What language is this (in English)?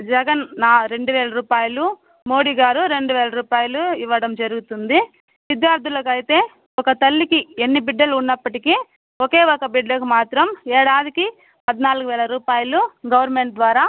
Telugu